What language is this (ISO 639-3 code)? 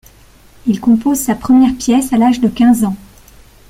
fra